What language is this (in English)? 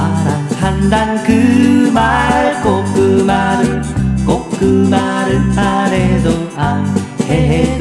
Korean